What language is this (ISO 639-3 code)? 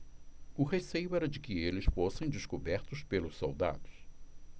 por